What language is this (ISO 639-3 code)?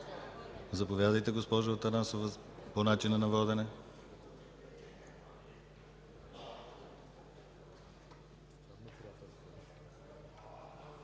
bul